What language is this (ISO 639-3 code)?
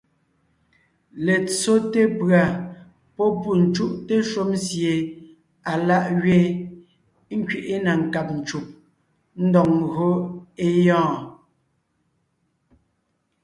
nnh